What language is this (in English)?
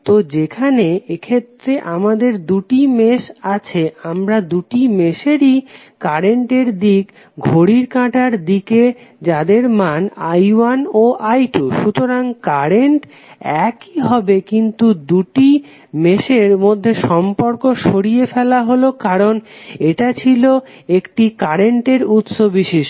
Bangla